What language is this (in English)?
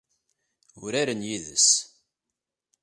Kabyle